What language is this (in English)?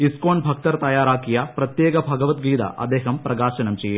Malayalam